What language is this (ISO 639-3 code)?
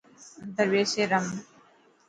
mki